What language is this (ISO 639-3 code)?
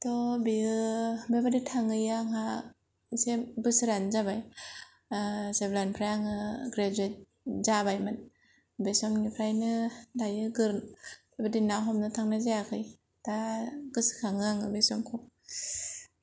brx